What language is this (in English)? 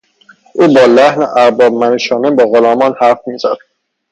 Persian